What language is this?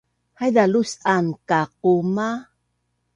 Bunun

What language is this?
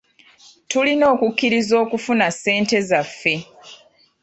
Ganda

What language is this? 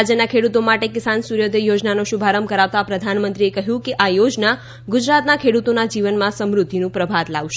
Gujarati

